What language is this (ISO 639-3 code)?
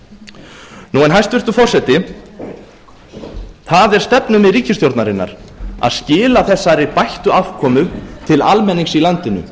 isl